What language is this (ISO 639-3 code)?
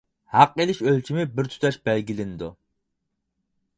uig